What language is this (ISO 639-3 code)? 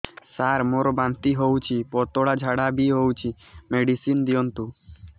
ori